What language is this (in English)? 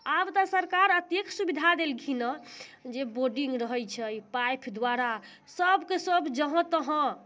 Maithili